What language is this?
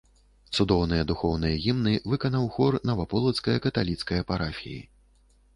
Belarusian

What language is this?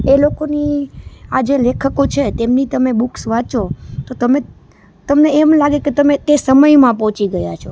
Gujarati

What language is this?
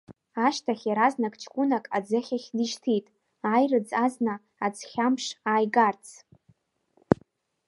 Abkhazian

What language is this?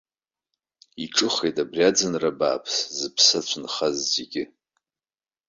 Abkhazian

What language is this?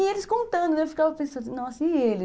Portuguese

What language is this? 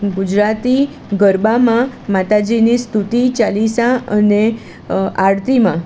Gujarati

